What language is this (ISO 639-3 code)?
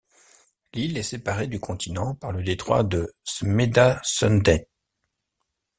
fra